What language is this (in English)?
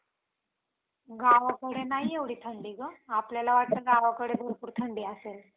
Marathi